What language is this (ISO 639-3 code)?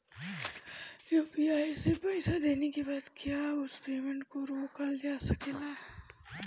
bho